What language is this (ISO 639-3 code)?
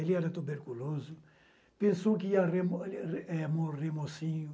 por